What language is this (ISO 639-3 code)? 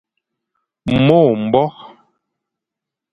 fan